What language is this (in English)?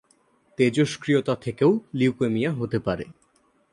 Bangla